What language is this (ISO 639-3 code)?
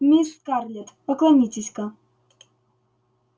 rus